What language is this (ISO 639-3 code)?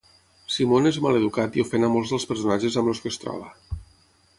cat